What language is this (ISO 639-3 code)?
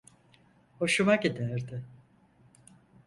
tur